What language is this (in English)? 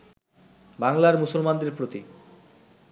Bangla